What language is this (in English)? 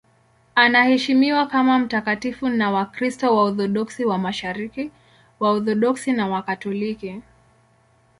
Swahili